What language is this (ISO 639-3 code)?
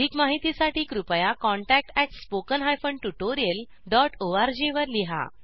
mar